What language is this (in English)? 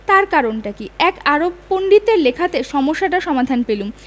Bangla